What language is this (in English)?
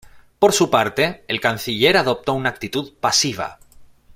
Spanish